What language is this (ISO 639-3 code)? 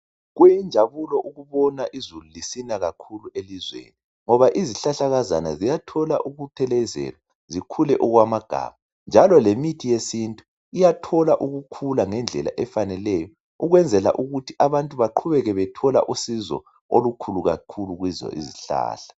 nde